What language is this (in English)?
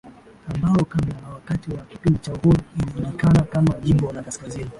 Swahili